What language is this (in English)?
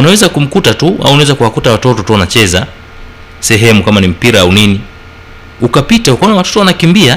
Swahili